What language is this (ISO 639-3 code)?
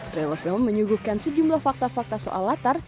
ind